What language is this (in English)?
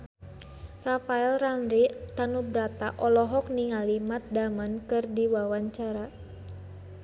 Sundanese